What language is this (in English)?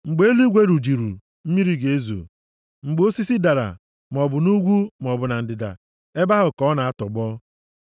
Igbo